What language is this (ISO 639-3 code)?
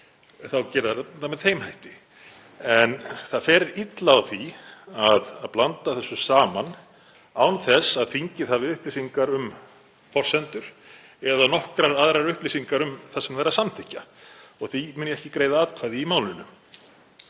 isl